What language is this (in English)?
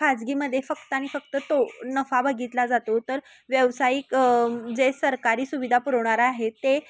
Marathi